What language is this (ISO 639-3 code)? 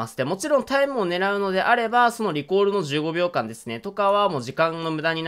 jpn